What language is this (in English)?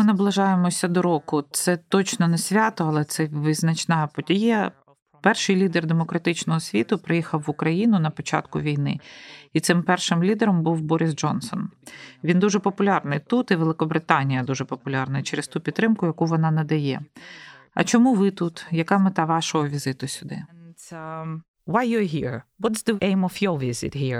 Ukrainian